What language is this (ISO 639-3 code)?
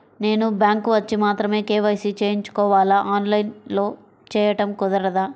tel